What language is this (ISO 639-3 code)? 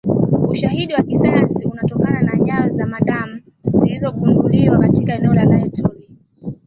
swa